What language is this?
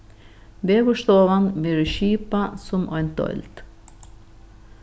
Faroese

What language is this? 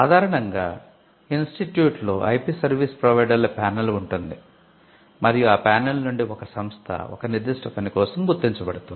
Telugu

